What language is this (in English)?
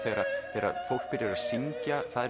Icelandic